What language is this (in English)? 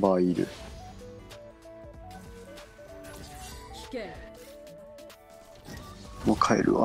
Japanese